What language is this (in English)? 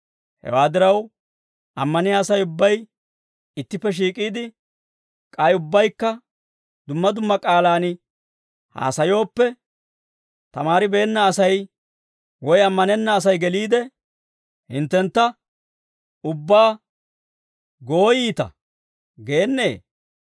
Dawro